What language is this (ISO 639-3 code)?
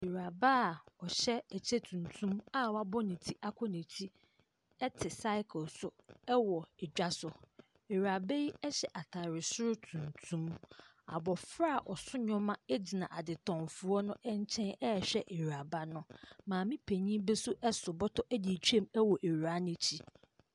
aka